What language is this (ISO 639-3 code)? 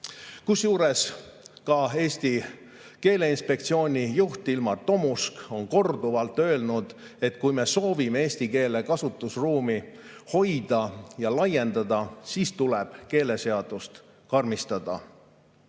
est